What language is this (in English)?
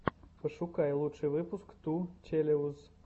Russian